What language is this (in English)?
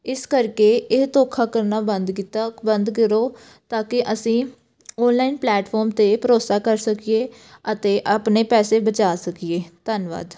Punjabi